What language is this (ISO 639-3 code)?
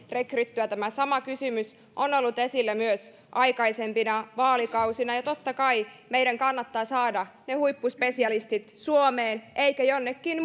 fin